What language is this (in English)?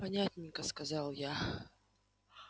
Russian